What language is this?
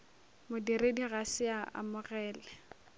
Northern Sotho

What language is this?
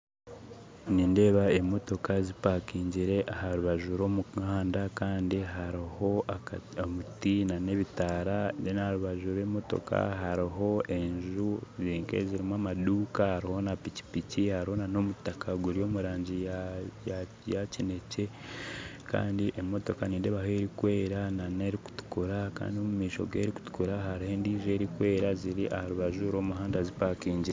Nyankole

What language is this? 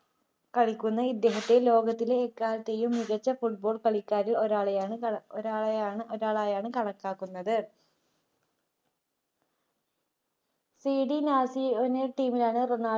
Malayalam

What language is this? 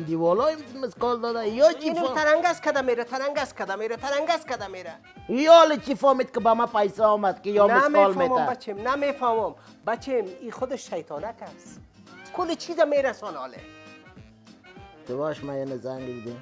Persian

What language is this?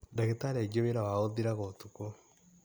Kikuyu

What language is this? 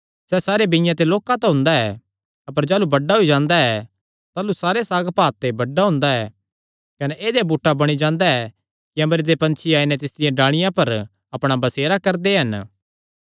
Kangri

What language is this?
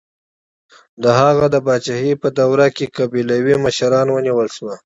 Pashto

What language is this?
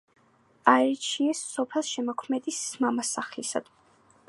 Georgian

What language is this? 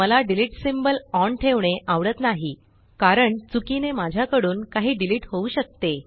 Marathi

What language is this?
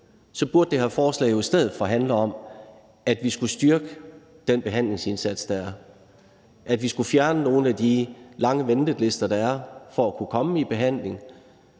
Danish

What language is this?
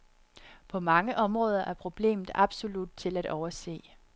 Danish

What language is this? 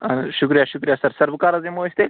Kashmiri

